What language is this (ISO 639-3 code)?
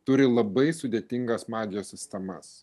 lit